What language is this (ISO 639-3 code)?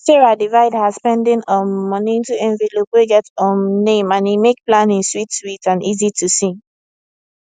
pcm